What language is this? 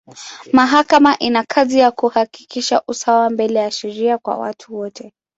Swahili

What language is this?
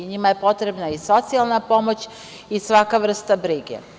Serbian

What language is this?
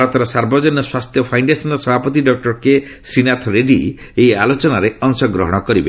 Odia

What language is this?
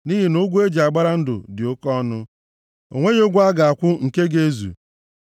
Igbo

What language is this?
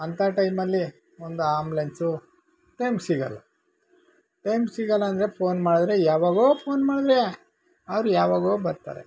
Kannada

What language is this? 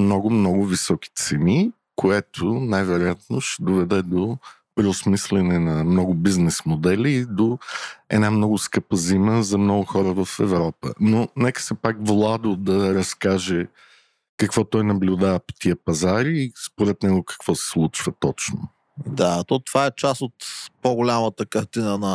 Bulgarian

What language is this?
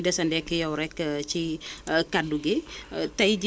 Wolof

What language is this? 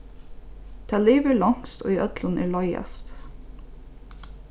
Faroese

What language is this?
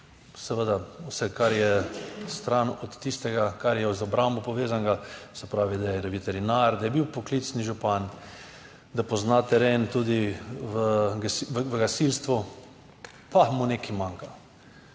Slovenian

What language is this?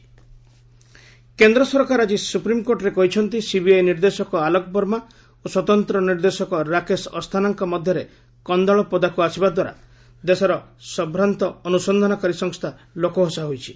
Odia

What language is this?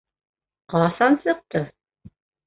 Bashkir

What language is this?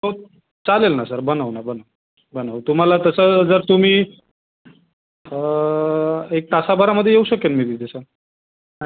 Marathi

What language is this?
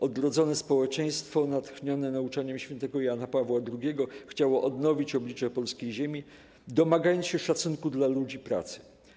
Polish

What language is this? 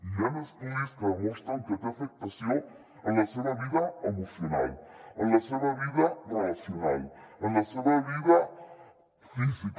Catalan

